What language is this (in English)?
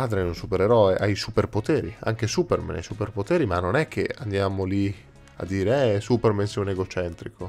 Italian